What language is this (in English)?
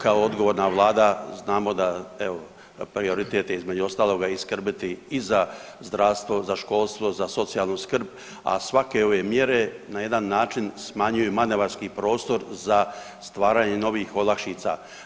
Croatian